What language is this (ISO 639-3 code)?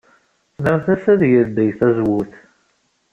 kab